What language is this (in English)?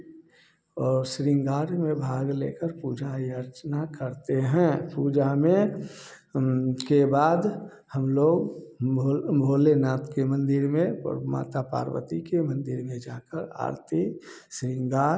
Hindi